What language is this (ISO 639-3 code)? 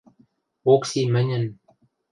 mrj